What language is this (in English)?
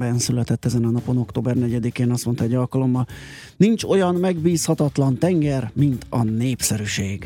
Hungarian